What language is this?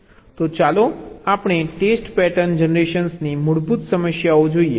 Gujarati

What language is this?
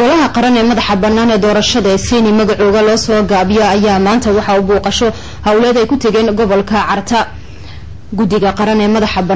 Arabic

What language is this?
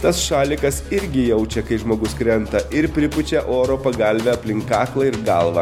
Lithuanian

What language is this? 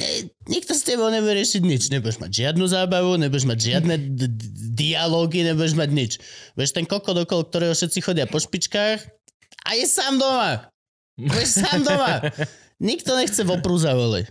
Slovak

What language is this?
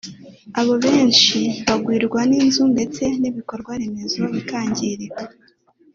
Kinyarwanda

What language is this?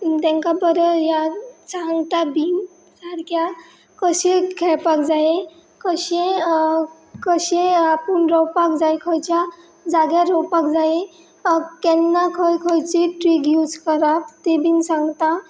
Konkani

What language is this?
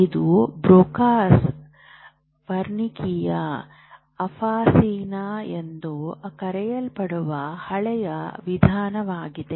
Kannada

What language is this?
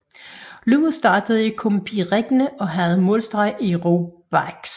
Danish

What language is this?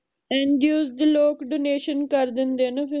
Punjabi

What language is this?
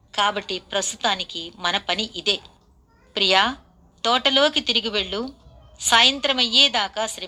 Telugu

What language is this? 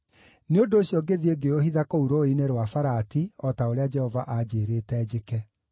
Kikuyu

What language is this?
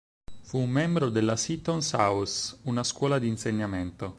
Italian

